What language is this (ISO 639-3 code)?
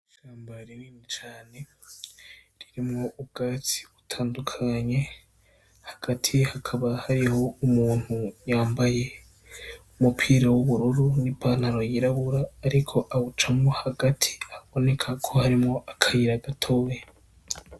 run